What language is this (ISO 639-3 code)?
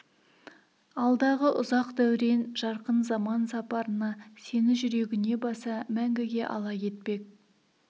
kaz